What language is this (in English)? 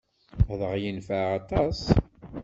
Kabyle